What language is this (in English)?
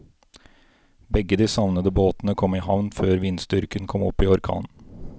Norwegian